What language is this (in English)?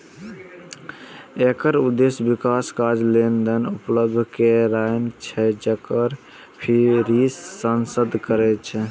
Maithili